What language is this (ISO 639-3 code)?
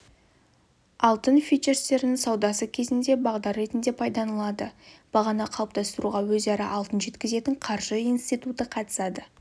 kaz